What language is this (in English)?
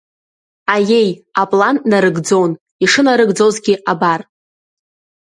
Abkhazian